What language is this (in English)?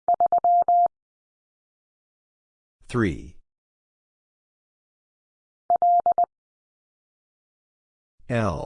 English